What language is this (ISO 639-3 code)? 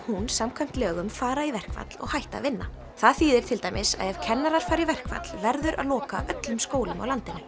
isl